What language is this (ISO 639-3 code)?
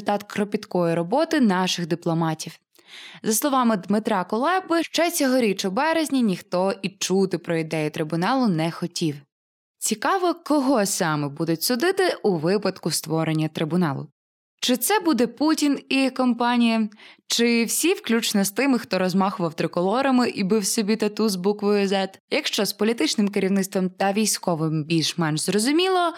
ukr